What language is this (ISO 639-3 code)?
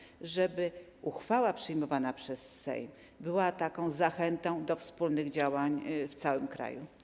pol